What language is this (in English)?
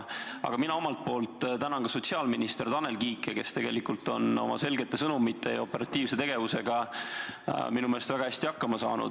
Estonian